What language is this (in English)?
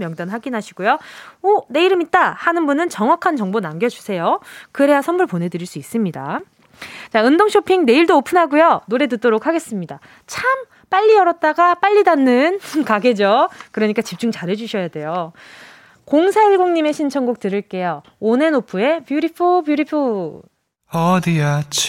Korean